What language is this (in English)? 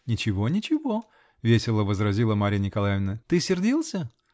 Russian